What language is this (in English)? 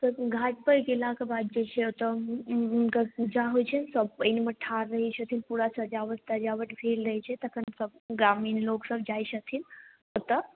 Maithili